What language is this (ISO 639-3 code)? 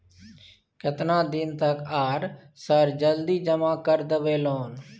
mai